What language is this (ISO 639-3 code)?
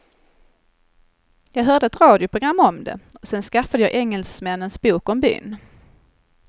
swe